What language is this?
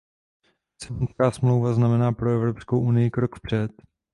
Czech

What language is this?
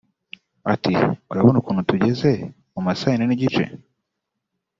Kinyarwanda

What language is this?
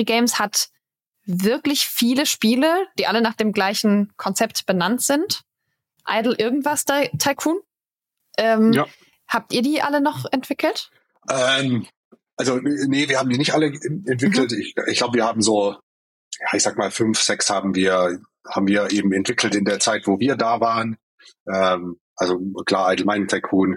German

